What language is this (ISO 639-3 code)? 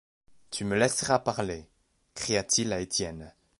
fra